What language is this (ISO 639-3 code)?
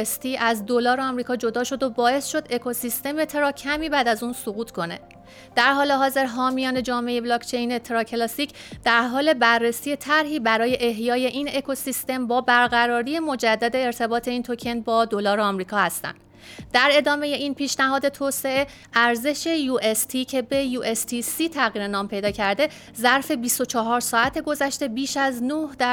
fas